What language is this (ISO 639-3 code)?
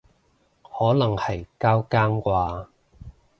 yue